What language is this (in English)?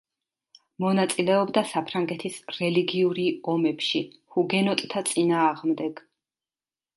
Georgian